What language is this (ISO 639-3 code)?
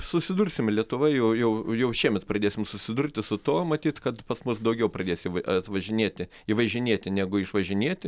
lit